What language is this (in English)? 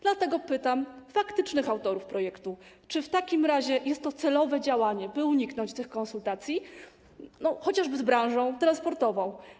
Polish